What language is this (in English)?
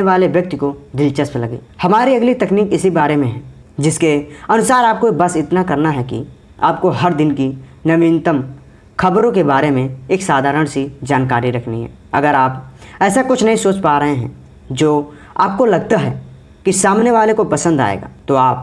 Hindi